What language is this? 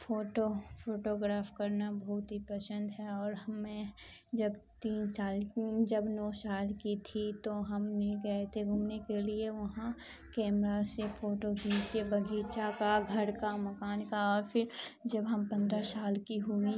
Urdu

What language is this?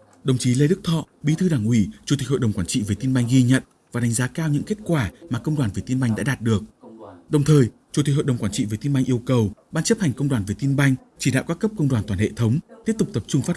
Vietnamese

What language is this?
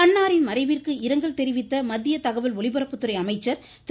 Tamil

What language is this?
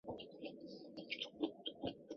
Chinese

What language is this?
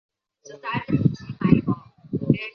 Chinese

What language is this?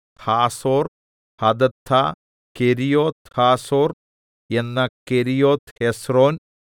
Malayalam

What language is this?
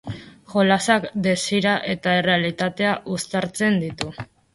Basque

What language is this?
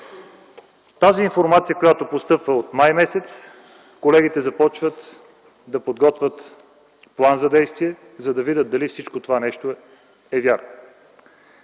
Bulgarian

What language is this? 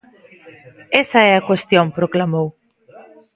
Galician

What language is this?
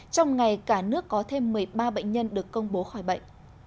Vietnamese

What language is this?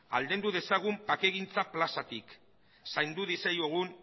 Basque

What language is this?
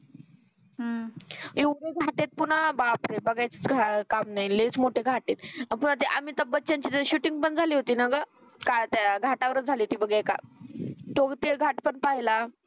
Marathi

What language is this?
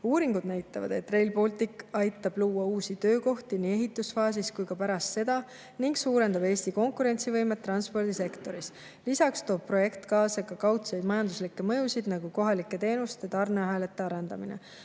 Estonian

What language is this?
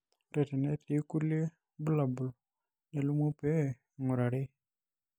Masai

